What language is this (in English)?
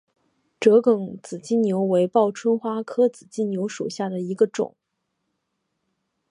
Chinese